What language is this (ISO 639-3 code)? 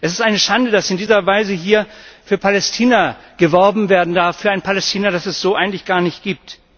deu